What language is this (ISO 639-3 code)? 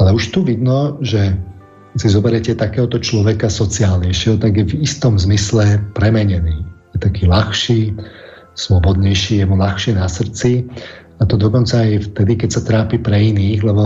slk